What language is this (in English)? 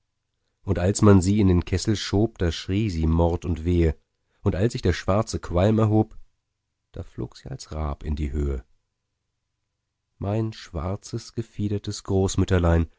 German